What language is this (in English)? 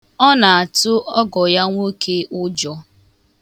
Igbo